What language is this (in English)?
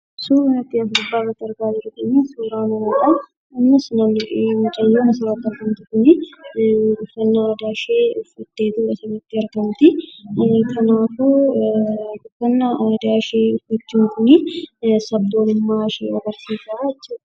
Oromo